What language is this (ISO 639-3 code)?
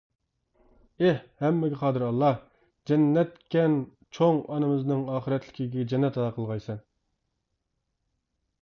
uig